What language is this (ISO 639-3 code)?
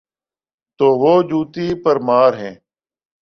urd